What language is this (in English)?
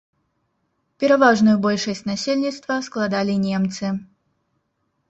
Belarusian